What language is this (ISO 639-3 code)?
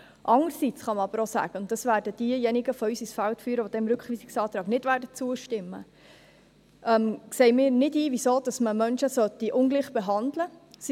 gsw